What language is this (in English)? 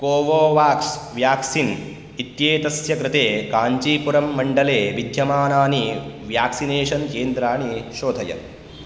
Sanskrit